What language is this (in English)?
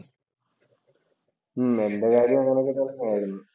Malayalam